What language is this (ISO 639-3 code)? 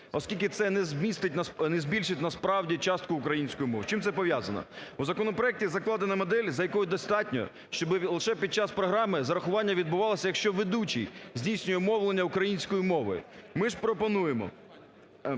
ukr